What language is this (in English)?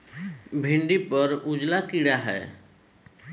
Bhojpuri